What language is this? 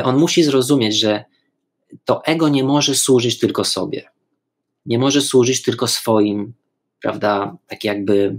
Polish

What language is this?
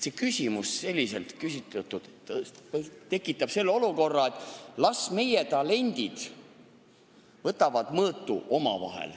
Estonian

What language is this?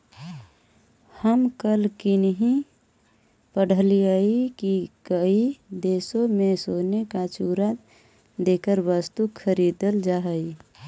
Magahi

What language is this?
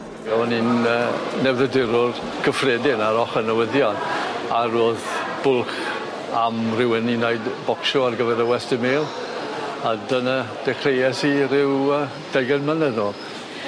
Welsh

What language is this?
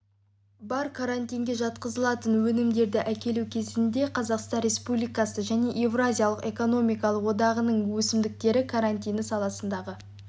Kazakh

